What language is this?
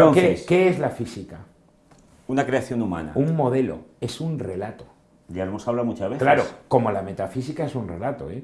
Spanish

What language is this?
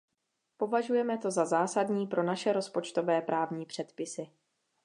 Czech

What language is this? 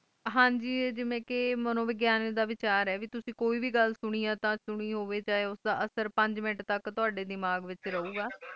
Punjabi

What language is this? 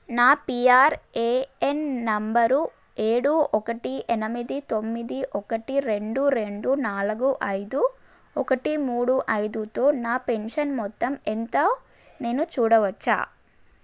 Telugu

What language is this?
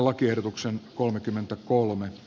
Finnish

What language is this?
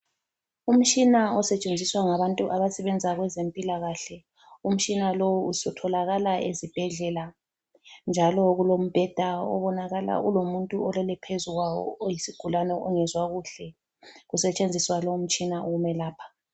North Ndebele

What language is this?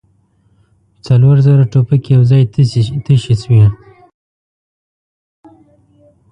Pashto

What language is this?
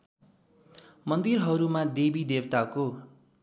Nepali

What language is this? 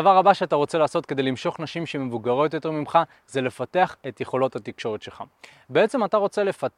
Hebrew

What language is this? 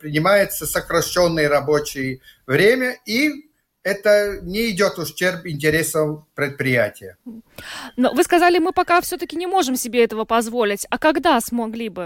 Russian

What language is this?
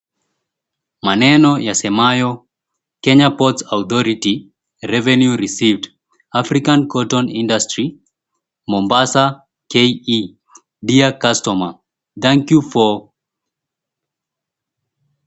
Swahili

